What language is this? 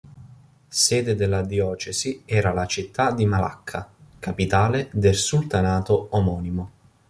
Italian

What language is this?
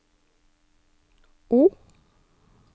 Norwegian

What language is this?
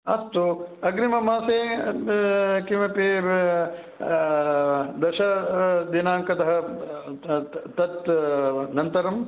Sanskrit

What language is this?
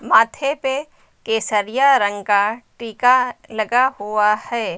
Hindi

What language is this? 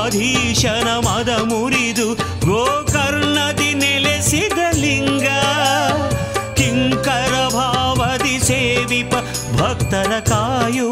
Kannada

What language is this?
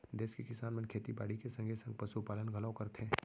Chhattisgarhi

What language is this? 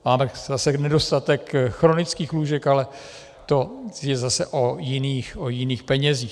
Czech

